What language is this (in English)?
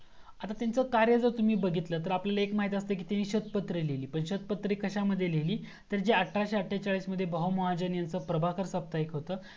Marathi